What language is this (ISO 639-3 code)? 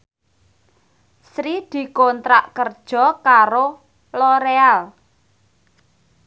jav